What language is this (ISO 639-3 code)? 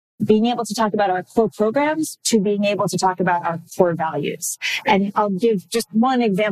eng